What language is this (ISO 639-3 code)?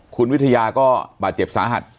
tha